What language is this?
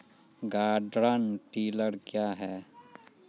Maithili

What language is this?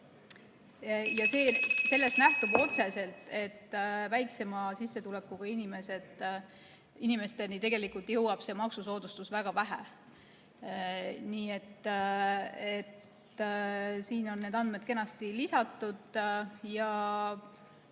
Estonian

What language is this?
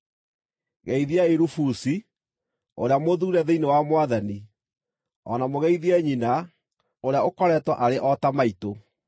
Kikuyu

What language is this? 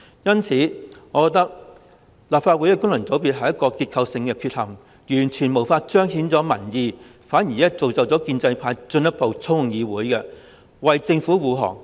Cantonese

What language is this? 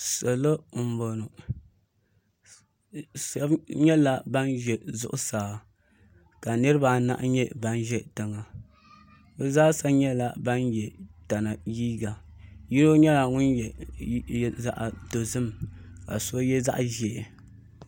Dagbani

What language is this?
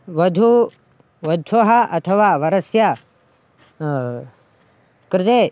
Sanskrit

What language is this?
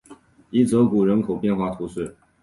Chinese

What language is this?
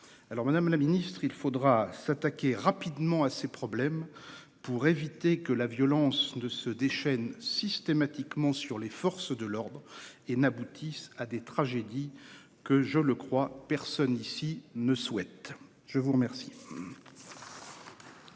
French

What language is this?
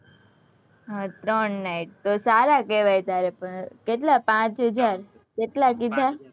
Gujarati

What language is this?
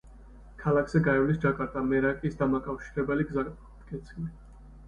Georgian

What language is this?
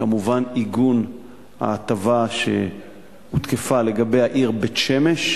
Hebrew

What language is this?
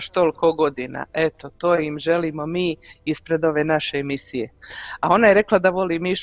Croatian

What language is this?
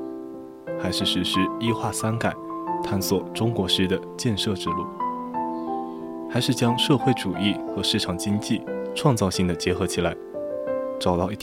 Chinese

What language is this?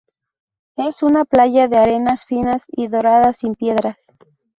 Spanish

